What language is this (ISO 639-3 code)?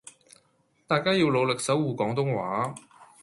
yue